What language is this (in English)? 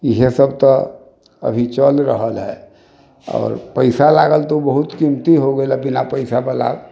Maithili